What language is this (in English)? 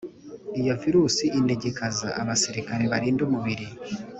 Kinyarwanda